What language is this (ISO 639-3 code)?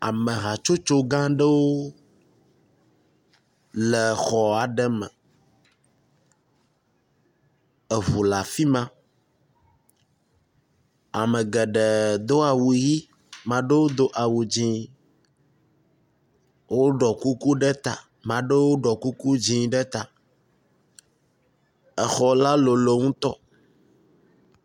ewe